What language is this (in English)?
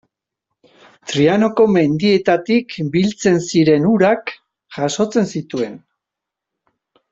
Basque